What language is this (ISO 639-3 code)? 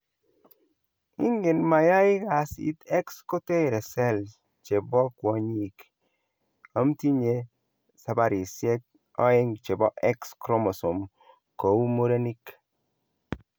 kln